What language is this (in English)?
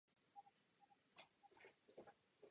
Czech